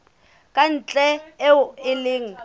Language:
Southern Sotho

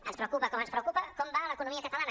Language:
Catalan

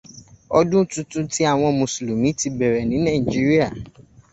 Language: Yoruba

